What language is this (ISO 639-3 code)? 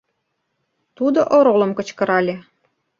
chm